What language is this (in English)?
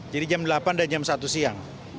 Indonesian